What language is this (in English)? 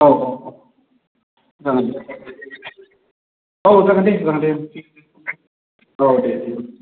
Bodo